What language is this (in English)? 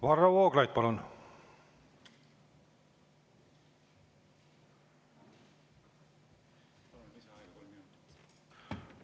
Estonian